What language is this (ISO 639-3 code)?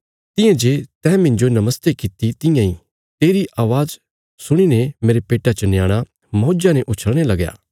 kfs